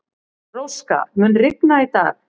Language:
Icelandic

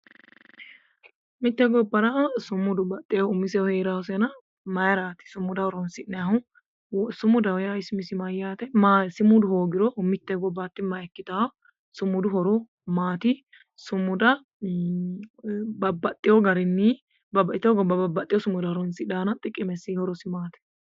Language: Sidamo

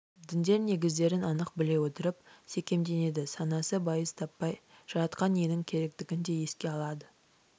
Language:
Kazakh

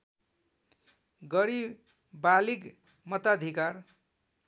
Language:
Nepali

